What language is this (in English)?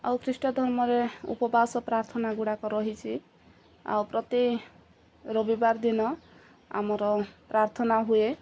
Odia